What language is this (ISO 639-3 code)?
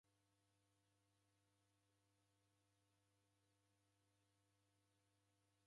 dav